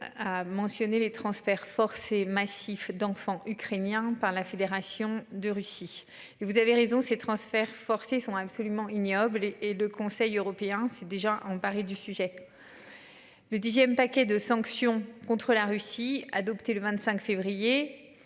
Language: French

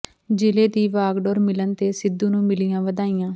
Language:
Punjabi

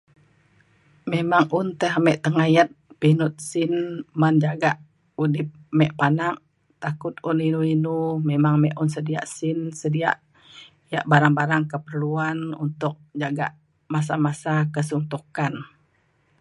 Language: Mainstream Kenyah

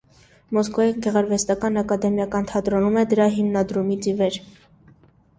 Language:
Armenian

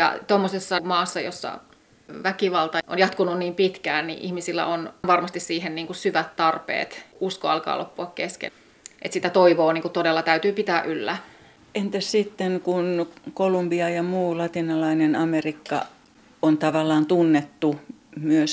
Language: Finnish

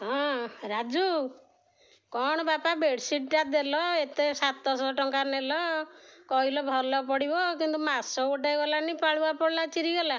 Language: Odia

